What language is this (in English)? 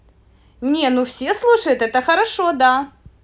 Russian